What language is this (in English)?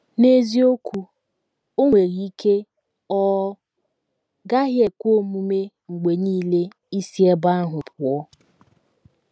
Igbo